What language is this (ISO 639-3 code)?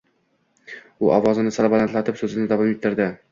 uzb